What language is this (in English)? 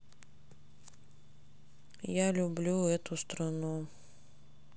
Russian